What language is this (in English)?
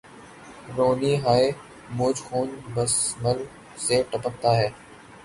Urdu